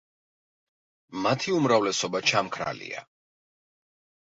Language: Georgian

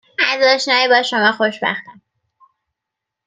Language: Persian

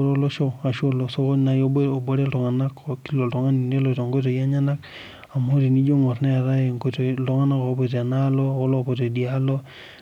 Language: Masai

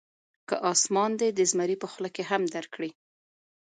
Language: Pashto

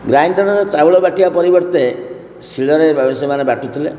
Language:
Odia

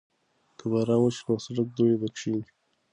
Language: Pashto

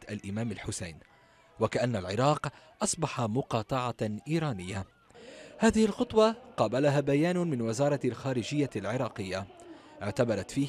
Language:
Arabic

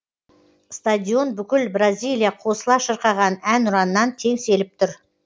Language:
Kazakh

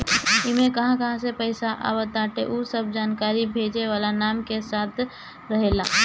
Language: Bhojpuri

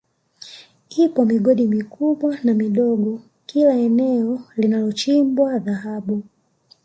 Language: Swahili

